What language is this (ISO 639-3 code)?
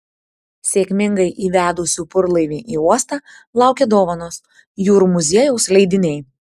lit